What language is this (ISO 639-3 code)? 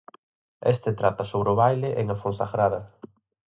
glg